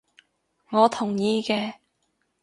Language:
Cantonese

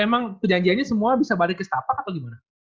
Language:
Indonesian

